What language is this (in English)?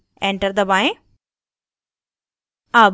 Hindi